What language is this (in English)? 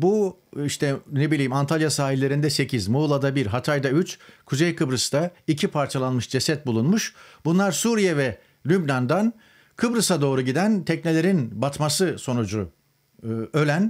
Turkish